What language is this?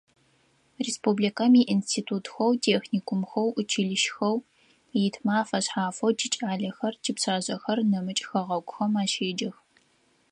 Adyghe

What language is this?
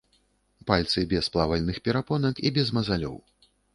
Belarusian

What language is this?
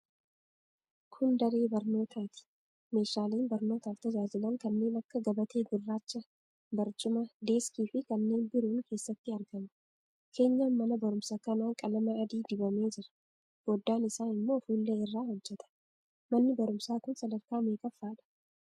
Oromo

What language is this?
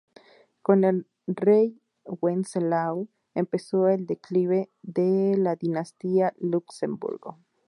Spanish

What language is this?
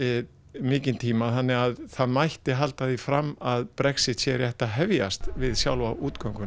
Icelandic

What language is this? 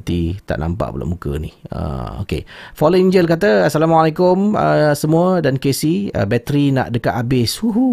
Malay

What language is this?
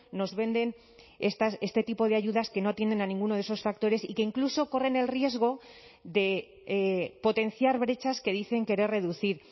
Spanish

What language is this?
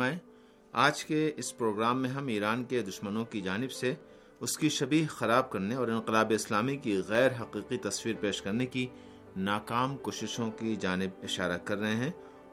Urdu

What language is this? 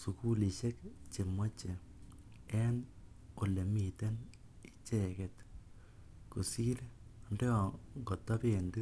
Kalenjin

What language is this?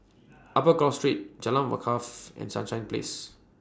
English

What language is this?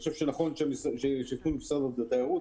Hebrew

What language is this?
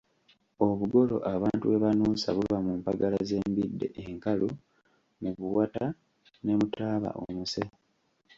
Ganda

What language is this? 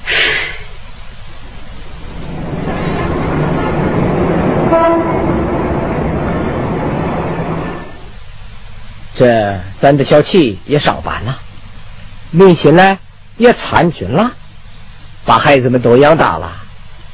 Chinese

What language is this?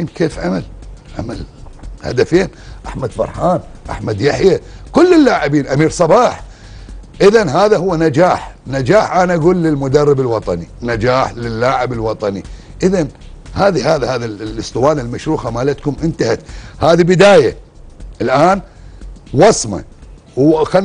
Arabic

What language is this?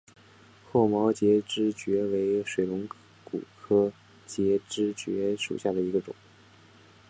Chinese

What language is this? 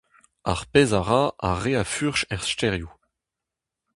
Breton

